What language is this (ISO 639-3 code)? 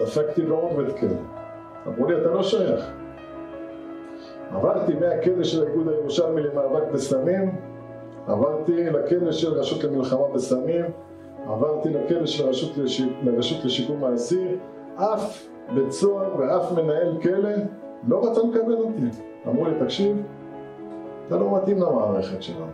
heb